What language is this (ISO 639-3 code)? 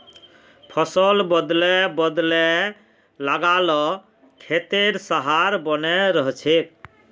mag